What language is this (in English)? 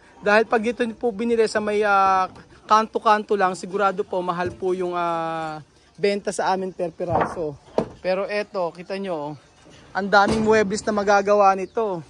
Filipino